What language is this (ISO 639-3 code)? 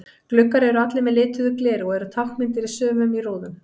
isl